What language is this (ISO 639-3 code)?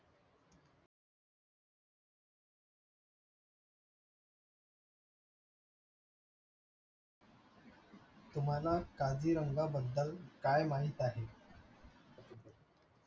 mar